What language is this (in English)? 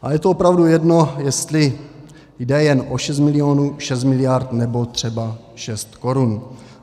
Czech